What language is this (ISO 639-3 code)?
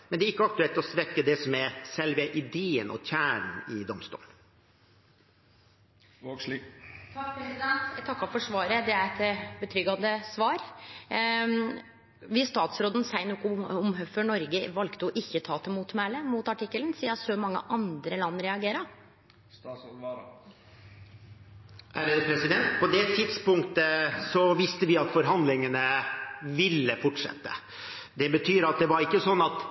nor